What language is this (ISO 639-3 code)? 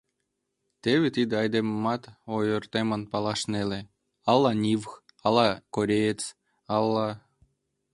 chm